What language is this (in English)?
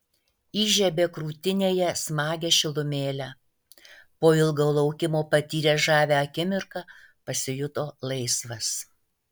Lithuanian